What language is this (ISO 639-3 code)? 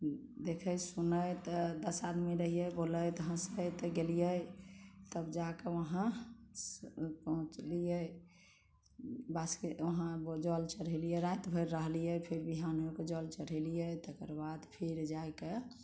mai